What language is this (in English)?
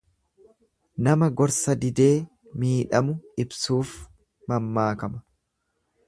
Oromo